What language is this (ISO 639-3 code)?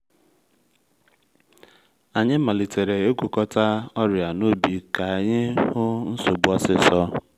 ibo